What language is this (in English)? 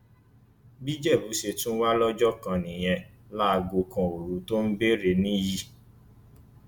Yoruba